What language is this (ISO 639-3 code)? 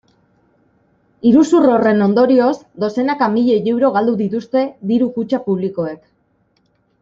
eus